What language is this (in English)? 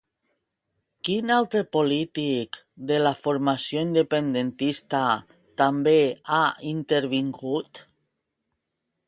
Catalan